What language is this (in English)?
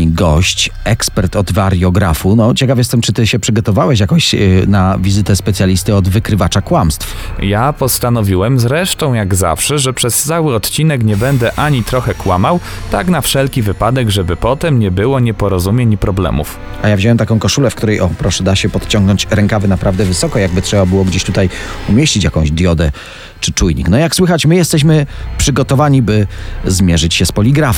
Polish